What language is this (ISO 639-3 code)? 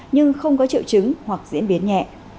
vie